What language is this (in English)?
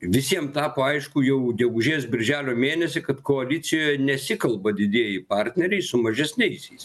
Lithuanian